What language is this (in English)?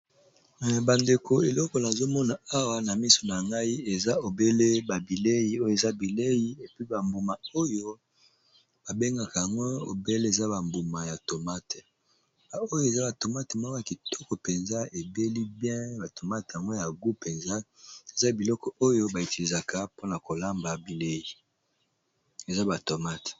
Lingala